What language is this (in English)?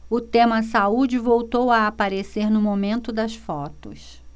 Portuguese